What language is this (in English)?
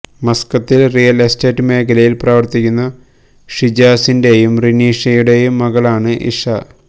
Malayalam